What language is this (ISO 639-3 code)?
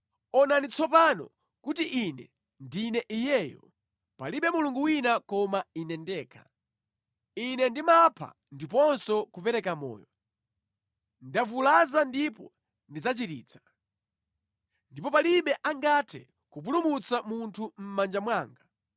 nya